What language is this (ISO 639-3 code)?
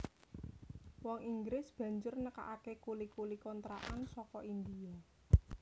jav